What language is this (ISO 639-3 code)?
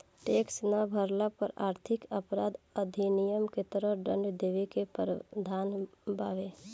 bho